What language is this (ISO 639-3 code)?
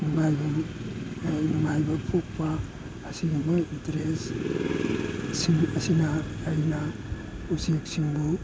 mni